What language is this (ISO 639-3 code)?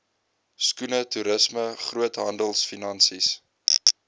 afr